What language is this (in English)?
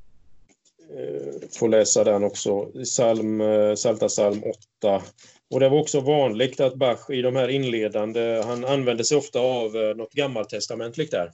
Swedish